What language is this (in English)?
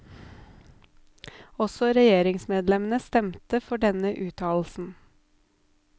Norwegian